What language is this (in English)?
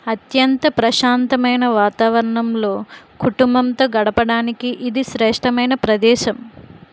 Telugu